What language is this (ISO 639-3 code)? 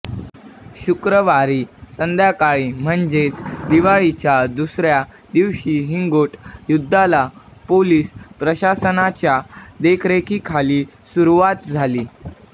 mar